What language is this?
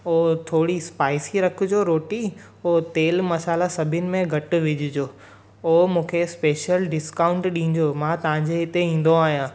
Sindhi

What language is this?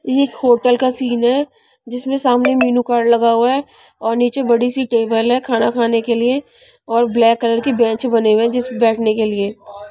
Hindi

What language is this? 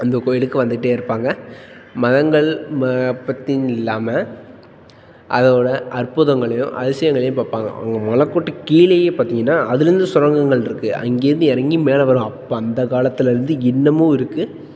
Tamil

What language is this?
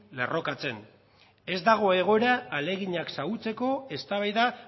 Basque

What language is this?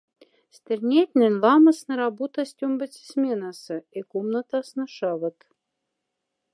Moksha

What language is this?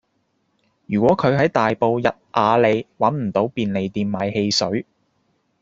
Cantonese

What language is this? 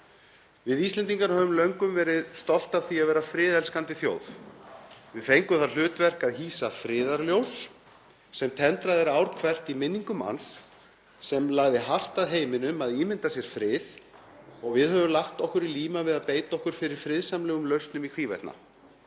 Icelandic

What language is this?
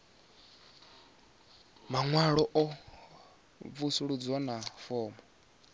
Venda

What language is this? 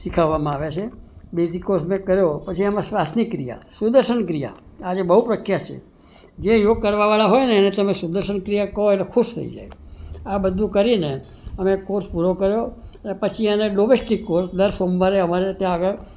Gujarati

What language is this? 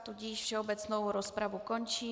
Czech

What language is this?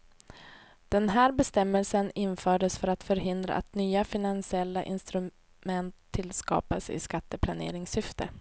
Swedish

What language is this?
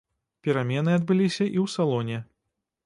Belarusian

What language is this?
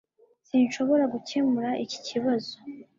Kinyarwanda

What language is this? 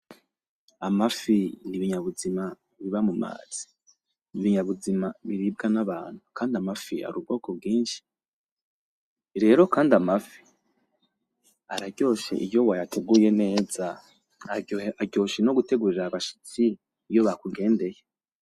Rundi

